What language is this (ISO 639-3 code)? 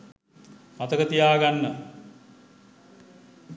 sin